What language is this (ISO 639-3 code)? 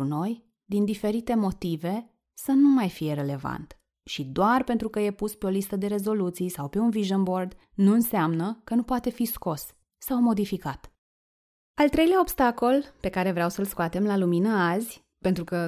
ron